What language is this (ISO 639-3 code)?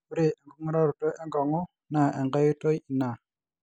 mas